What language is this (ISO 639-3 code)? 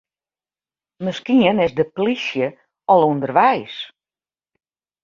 fry